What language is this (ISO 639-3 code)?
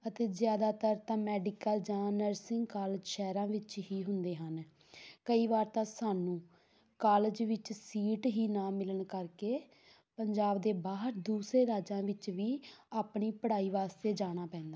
pan